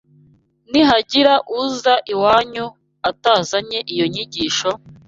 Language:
Kinyarwanda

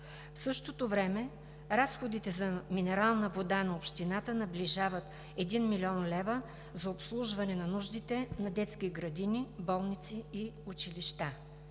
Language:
Bulgarian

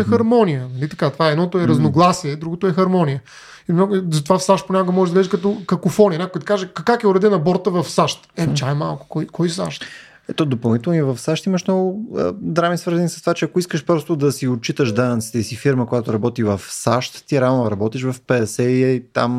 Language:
Bulgarian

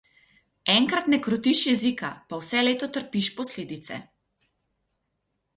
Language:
Slovenian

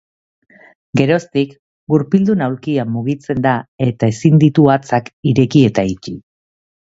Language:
Basque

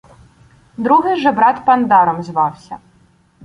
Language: Ukrainian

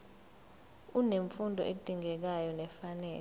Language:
Zulu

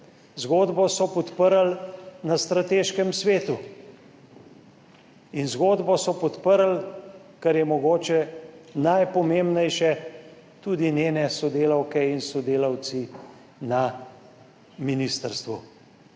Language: Slovenian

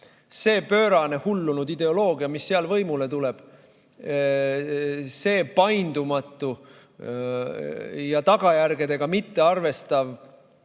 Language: Estonian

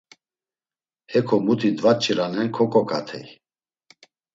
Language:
Laz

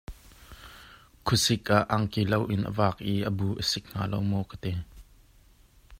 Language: Hakha Chin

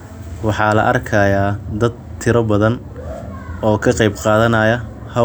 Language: Somali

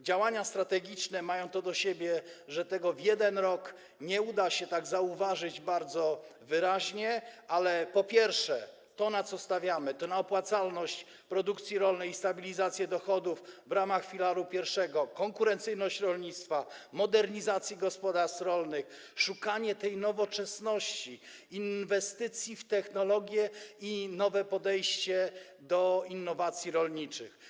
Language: Polish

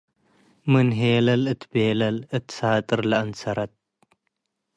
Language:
Tigre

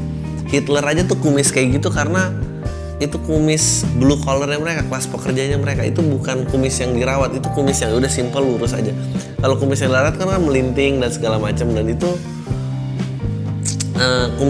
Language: Indonesian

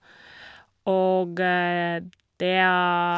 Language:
Norwegian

